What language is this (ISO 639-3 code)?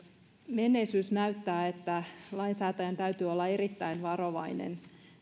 fin